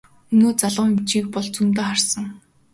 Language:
Mongolian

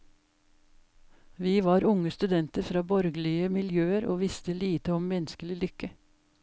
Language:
Norwegian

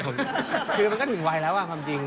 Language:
Thai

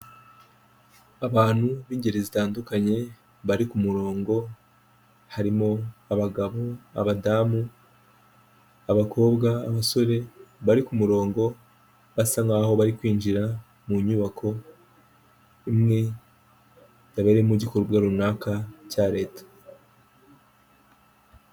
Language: Kinyarwanda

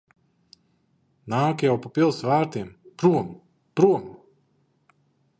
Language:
Latvian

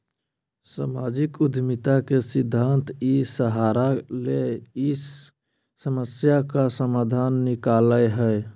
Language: Magahi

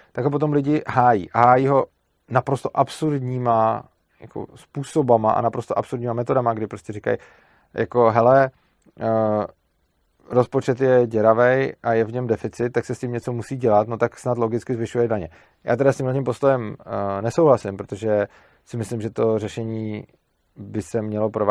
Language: Czech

